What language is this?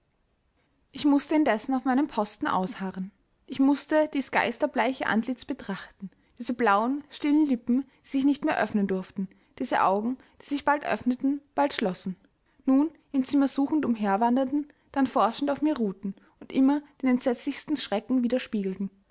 German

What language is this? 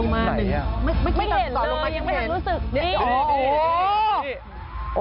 Thai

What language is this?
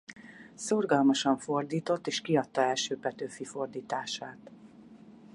Hungarian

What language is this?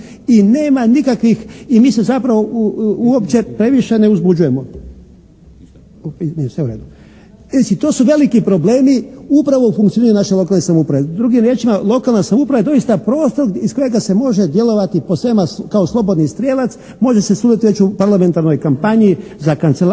Croatian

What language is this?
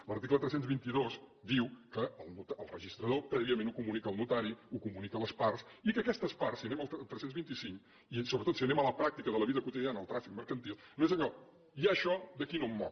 Catalan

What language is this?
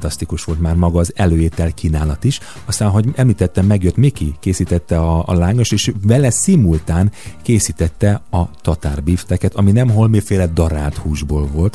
Hungarian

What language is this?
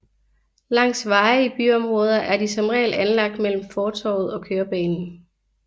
Danish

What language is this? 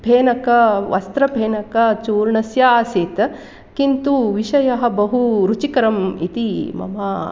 Sanskrit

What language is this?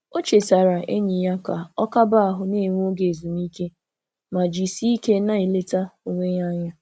Igbo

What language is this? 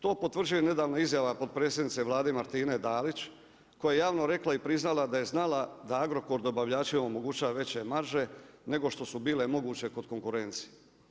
Croatian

